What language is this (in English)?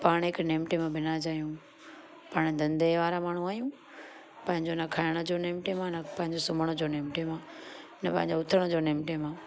Sindhi